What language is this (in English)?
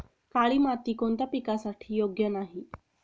Marathi